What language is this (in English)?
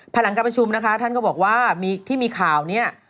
Thai